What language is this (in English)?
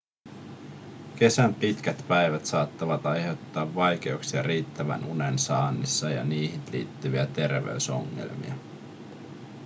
Finnish